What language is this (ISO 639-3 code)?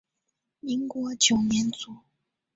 zho